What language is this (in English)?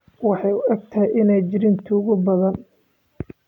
Somali